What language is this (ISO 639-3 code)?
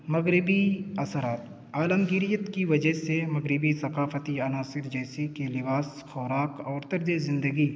urd